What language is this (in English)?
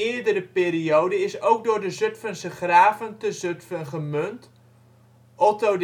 Dutch